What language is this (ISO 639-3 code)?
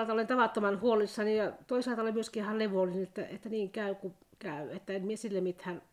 fin